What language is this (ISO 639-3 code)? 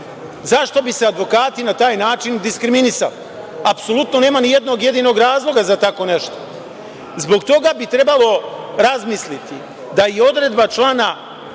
srp